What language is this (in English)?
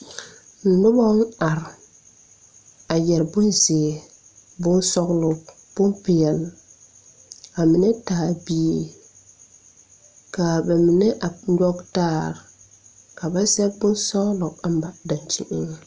Southern Dagaare